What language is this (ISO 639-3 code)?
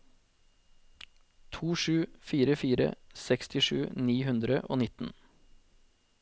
nor